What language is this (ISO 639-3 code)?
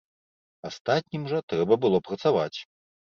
bel